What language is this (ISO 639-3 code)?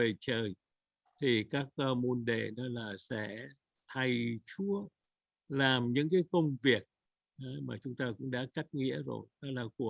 vie